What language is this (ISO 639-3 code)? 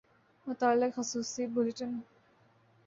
urd